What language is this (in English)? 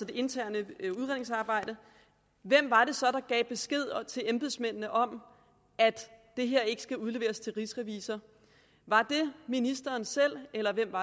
Danish